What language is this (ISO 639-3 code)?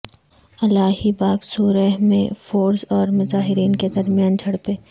urd